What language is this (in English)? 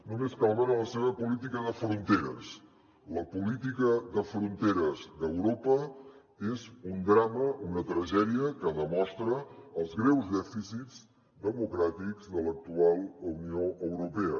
Catalan